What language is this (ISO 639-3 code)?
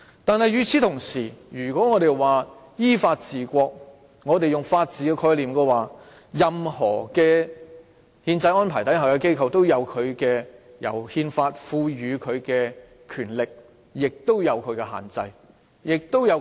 yue